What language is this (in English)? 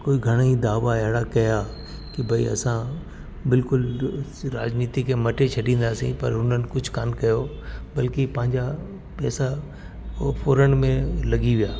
Sindhi